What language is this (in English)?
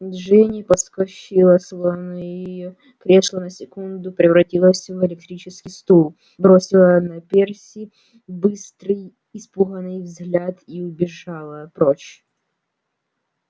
Russian